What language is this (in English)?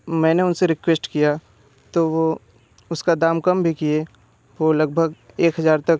Hindi